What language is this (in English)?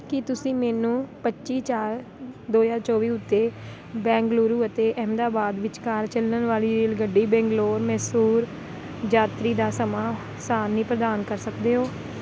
Punjabi